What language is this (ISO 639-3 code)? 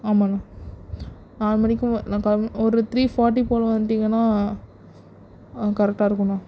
tam